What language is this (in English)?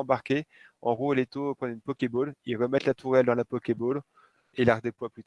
French